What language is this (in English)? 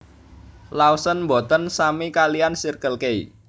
Javanese